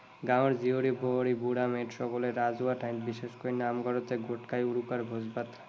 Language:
Assamese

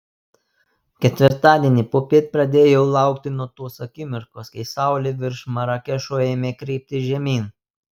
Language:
Lithuanian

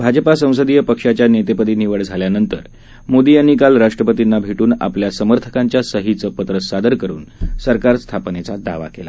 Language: Marathi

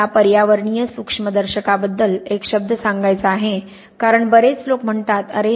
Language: Marathi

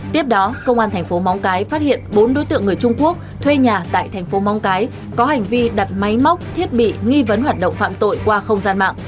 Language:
Vietnamese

